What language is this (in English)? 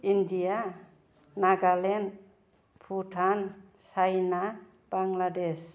Bodo